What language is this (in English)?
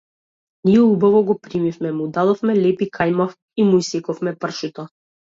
Macedonian